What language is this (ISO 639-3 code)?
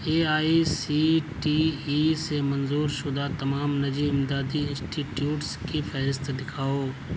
urd